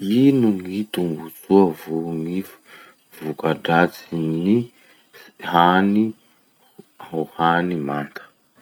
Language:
Masikoro Malagasy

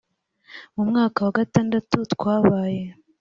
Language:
Kinyarwanda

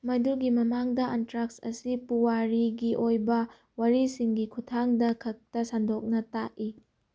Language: Manipuri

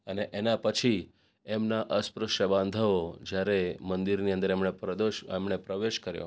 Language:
Gujarati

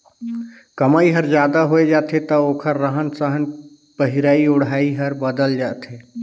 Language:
Chhattisgarhi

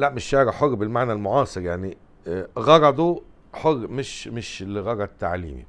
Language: Arabic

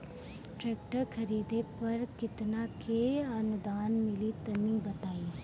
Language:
Bhojpuri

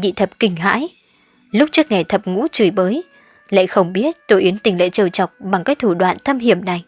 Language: Vietnamese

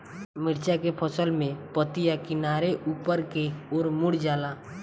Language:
Bhojpuri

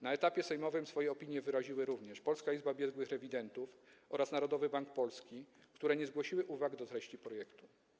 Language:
Polish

